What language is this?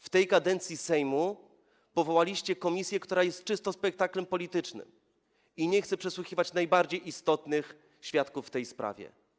Polish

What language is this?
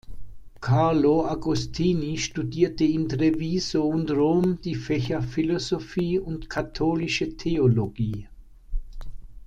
German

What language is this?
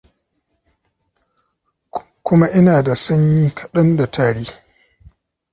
Hausa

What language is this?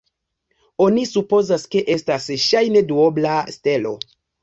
Esperanto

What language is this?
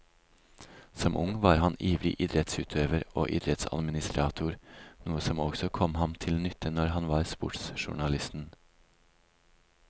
Norwegian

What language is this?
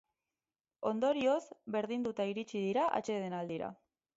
Basque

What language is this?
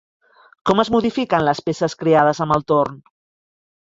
Catalan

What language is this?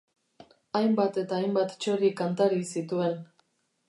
Basque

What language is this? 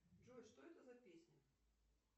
Russian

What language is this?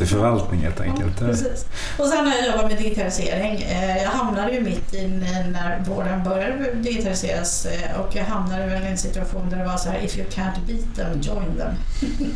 Swedish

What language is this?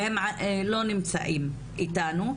Hebrew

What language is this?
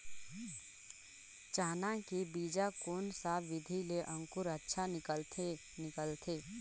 Chhattisgarhi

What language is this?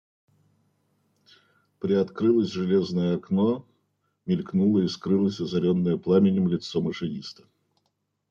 Russian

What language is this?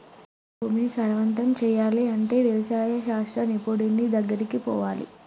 Telugu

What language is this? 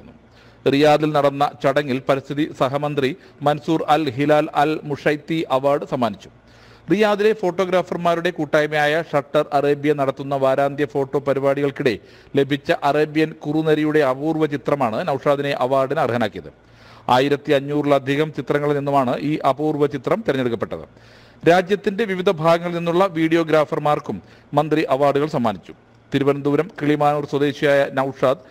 Malayalam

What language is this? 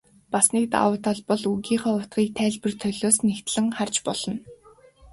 Mongolian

